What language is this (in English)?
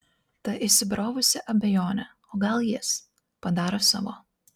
Lithuanian